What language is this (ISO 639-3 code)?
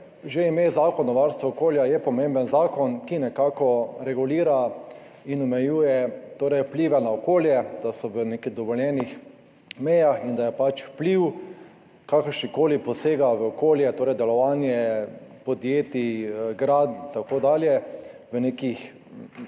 slv